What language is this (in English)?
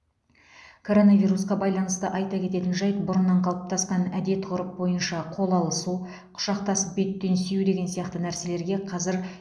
Kazakh